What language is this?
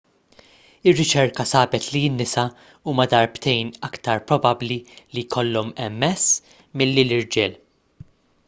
Maltese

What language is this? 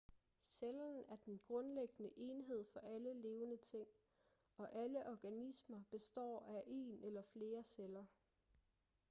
Danish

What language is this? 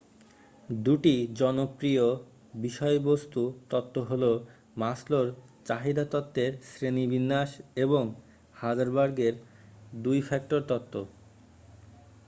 Bangla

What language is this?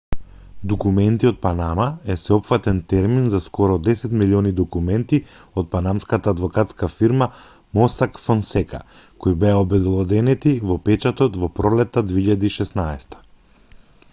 Macedonian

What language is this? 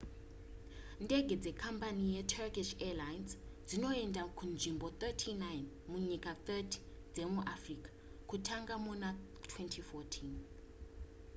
Shona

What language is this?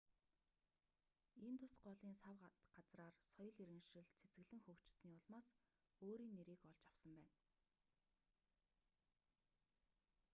Mongolian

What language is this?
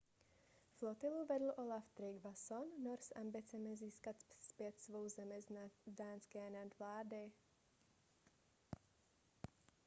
Czech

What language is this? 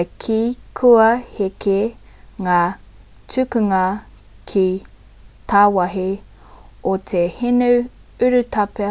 Māori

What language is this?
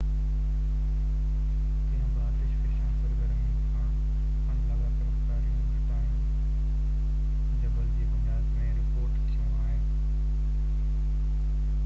Sindhi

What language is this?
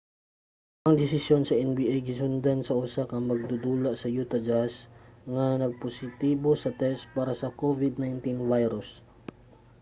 Cebuano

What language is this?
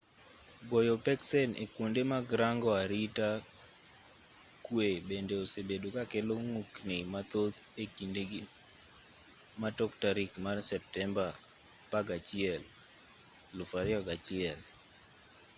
Luo (Kenya and Tanzania)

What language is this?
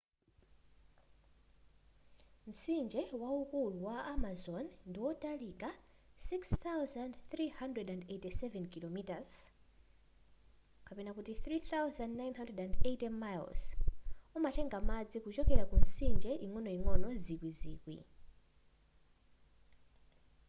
Nyanja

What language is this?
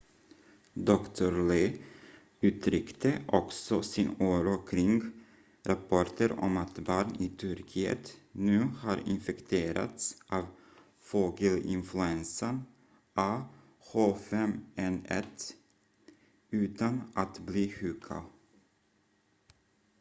Swedish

